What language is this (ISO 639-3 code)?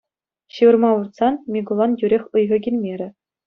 chv